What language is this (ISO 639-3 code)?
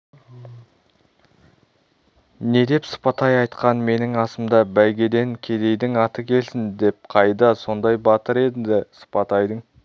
kaz